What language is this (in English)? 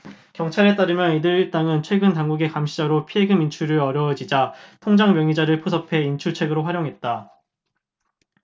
Korean